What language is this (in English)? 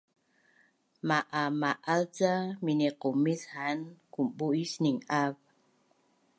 Bunun